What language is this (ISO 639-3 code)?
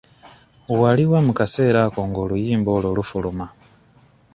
lug